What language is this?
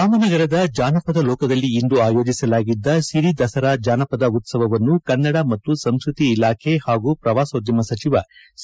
Kannada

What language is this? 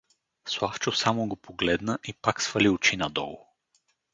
Bulgarian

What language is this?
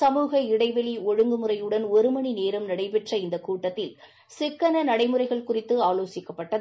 Tamil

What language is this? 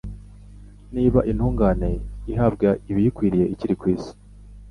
Kinyarwanda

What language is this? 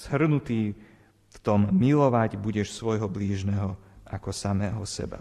Slovak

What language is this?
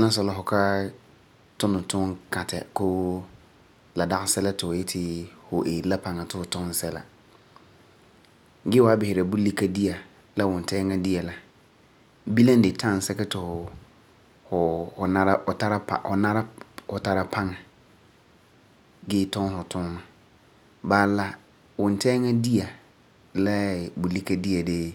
Frafra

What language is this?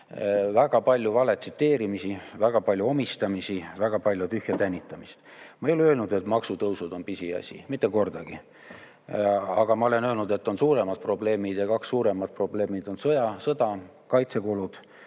Estonian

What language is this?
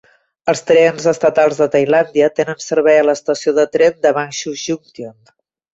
Catalan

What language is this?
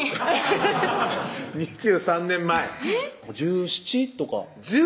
Japanese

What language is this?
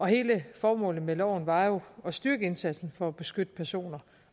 Danish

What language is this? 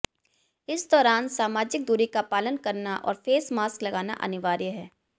Hindi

